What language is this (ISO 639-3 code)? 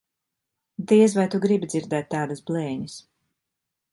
lav